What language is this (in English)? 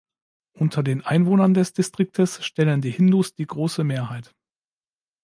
German